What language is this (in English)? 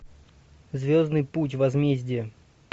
Russian